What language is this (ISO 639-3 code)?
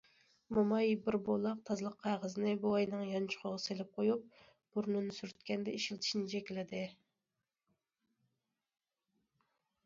uig